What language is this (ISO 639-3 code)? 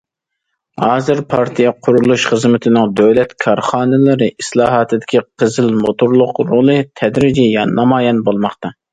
uig